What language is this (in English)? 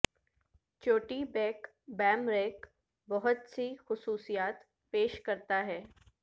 Urdu